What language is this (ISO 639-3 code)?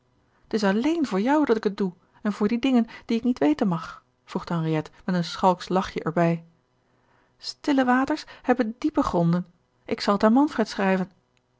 nld